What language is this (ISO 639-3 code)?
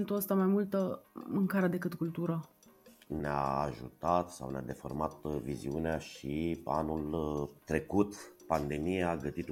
ron